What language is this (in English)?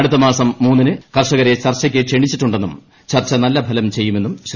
Malayalam